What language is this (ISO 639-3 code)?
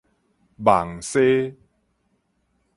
nan